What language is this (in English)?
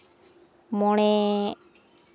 Santali